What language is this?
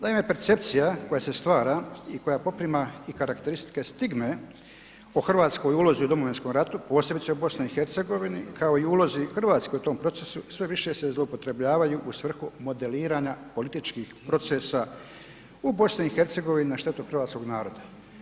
Croatian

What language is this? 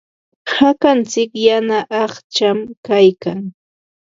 Ambo-Pasco Quechua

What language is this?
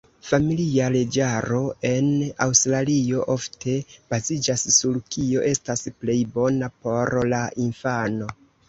Esperanto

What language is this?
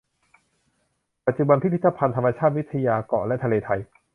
Thai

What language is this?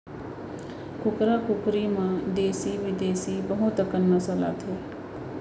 Chhattisgarhi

